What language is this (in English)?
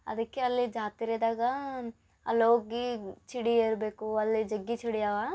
Kannada